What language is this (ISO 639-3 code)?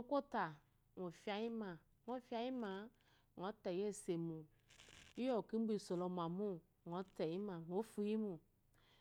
afo